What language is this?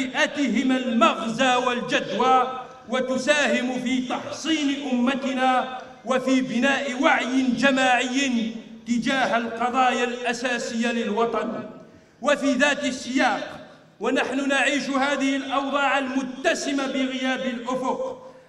Arabic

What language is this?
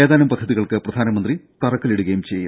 Malayalam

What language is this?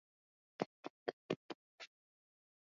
Swahili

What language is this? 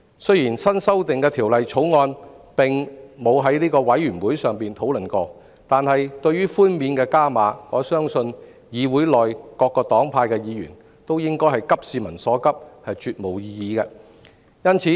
Cantonese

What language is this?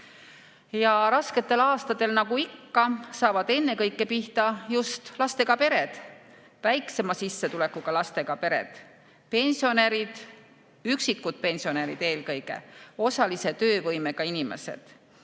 Estonian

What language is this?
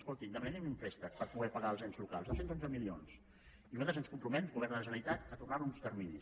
Catalan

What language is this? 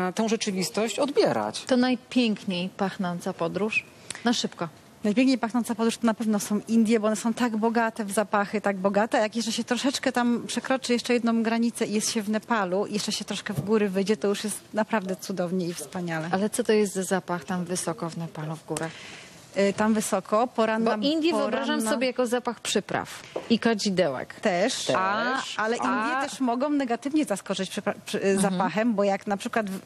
Polish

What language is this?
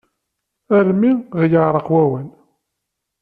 Kabyle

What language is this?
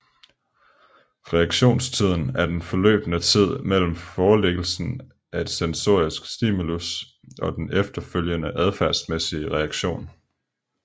Danish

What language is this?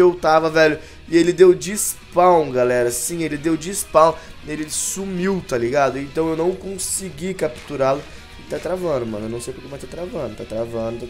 Portuguese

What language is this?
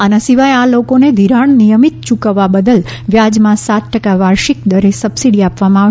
Gujarati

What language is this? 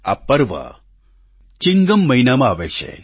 Gujarati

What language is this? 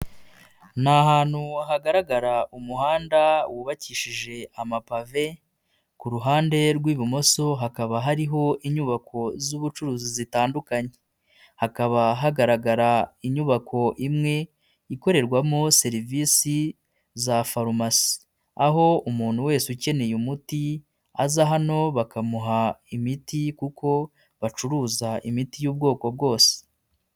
Kinyarwanda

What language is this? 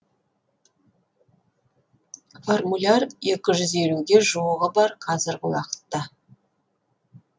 Kazakh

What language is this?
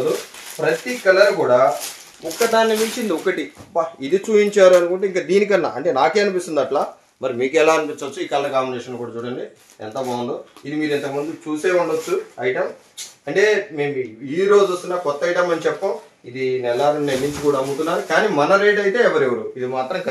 Telugu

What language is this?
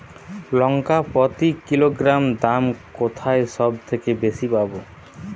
Bangla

